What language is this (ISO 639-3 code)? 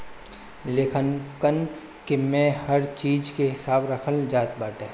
bho